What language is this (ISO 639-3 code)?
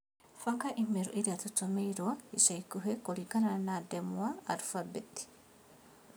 kik